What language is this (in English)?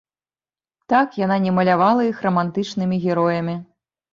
Belarusian